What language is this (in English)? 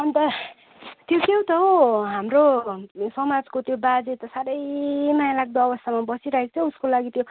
Nepali